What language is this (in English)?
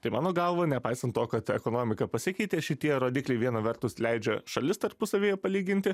Lithuanian